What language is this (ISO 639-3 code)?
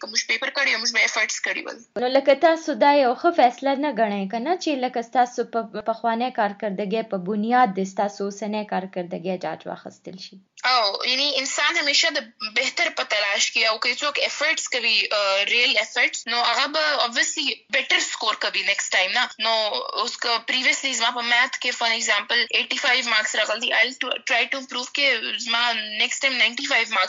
urd